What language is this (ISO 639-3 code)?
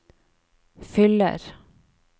nor